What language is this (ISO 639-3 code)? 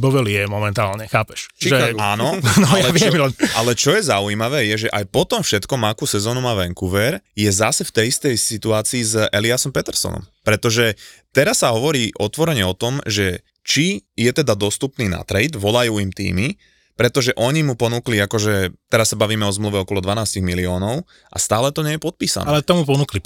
slk